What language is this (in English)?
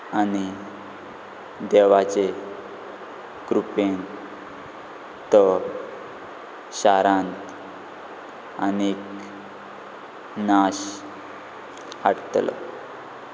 Konkani